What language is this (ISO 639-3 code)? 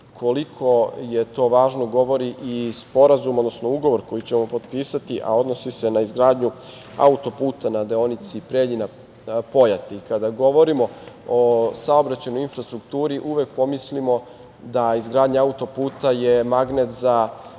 srp